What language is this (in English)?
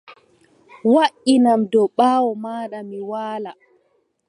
Adamawa Fulfulde